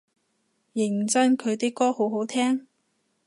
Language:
Cantonese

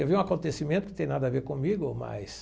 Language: Portuguese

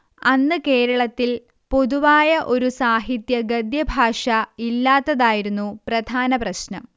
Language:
Malayalam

